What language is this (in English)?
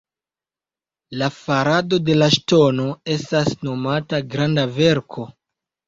Esperanto